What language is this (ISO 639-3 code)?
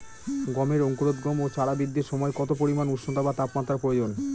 ben